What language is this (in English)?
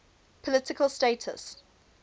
English